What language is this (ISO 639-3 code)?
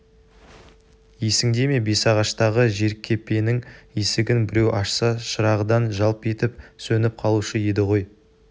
kaz